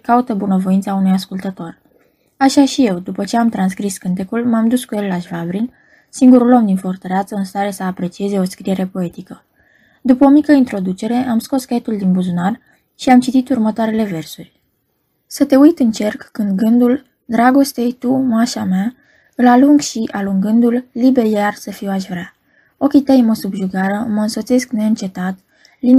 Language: Romanian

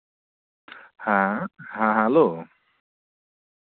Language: Santali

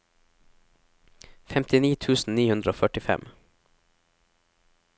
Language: Norwegian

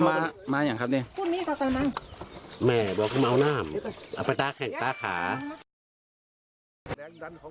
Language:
Thai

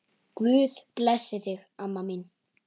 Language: Icelandic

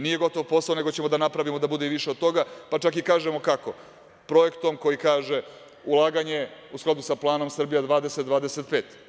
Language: Serbian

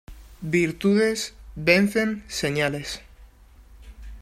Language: Spanish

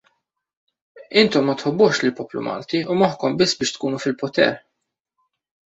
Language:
Maltese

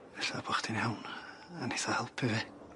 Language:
Welsh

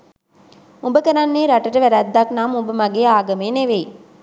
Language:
Sinhala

